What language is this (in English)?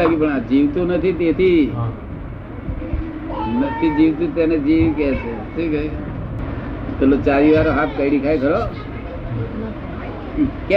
Gujarati